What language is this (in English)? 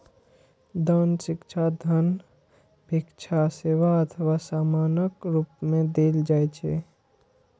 Maithili